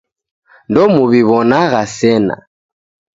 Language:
Taita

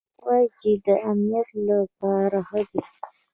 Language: Pashto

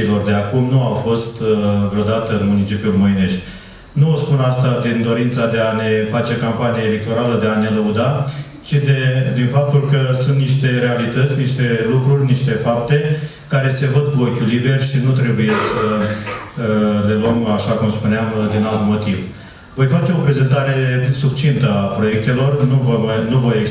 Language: Romanian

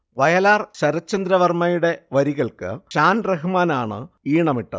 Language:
Malayalam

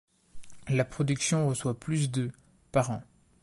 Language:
French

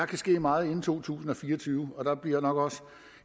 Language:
Danish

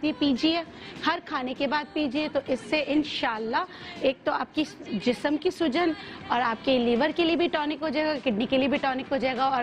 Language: Hindi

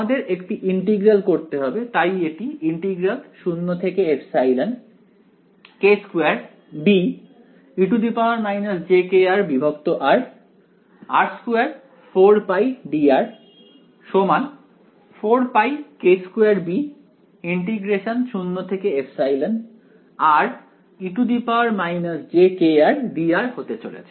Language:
Bangla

